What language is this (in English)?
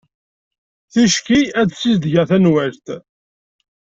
Kabyle